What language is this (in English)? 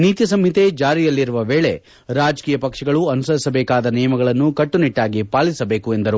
Kannada